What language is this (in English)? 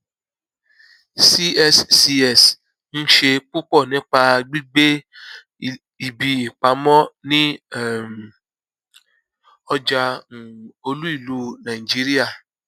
Yoruba